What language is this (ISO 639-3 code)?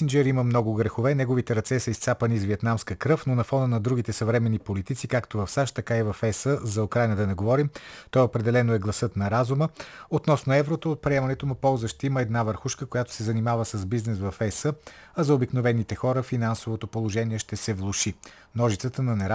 bul